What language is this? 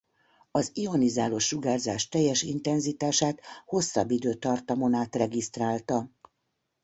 Hungarian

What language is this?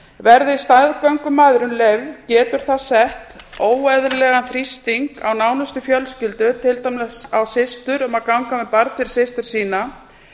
Icelandic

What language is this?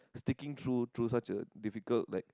English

